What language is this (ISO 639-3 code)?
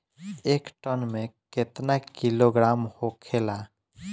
bho